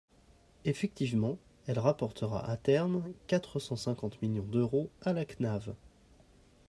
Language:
French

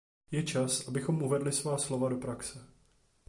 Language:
Czech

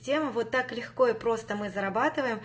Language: Russian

